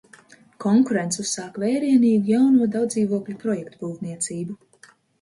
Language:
Latvian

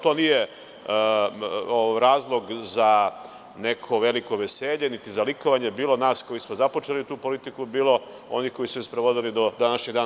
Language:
Serbian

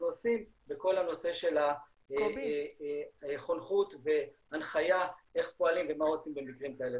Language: Hebrew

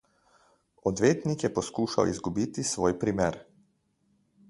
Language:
Slovenian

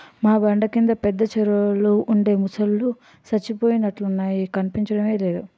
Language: Telugu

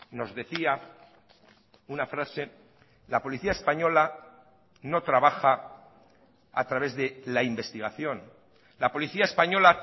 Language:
Spanish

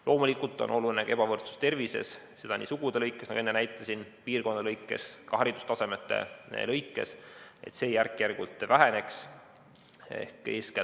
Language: Estonian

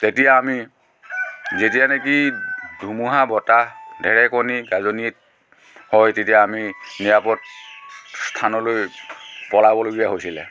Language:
Assamese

